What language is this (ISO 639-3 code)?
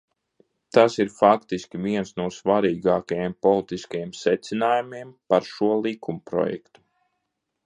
lav